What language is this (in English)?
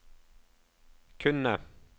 Norwegian